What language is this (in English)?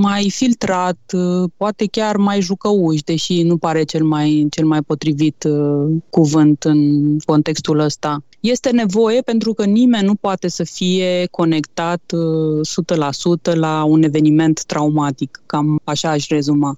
Romanian